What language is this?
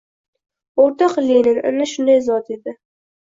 Uzbek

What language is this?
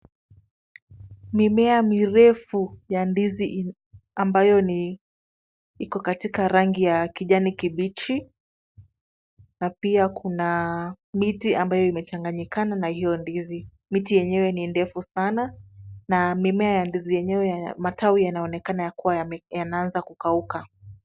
Swahili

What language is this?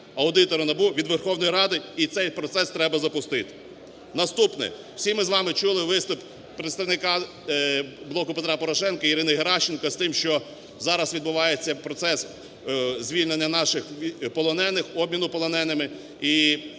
Ukrainian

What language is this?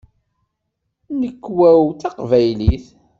Kabyle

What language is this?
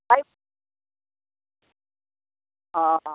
Assamese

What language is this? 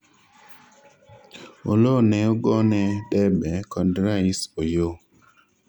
Luo (Kenya and Tanzania)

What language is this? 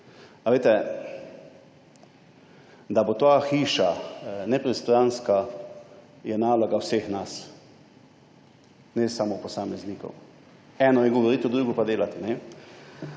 Slovenian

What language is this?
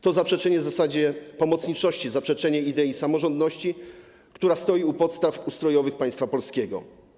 Polish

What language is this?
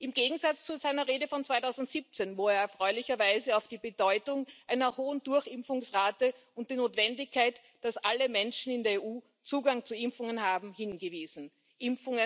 German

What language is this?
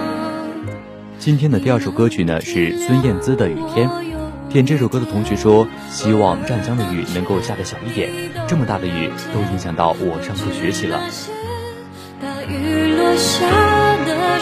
Chinese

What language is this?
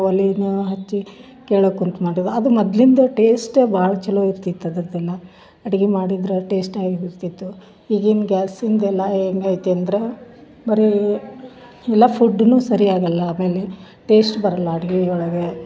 Kannada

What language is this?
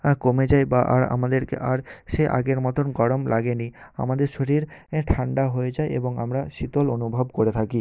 Bangla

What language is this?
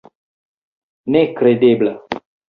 Esperanto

